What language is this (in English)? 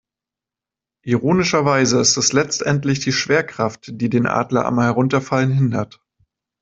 German